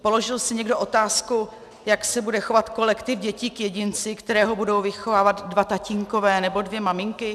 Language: Czech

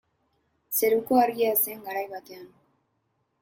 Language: Basque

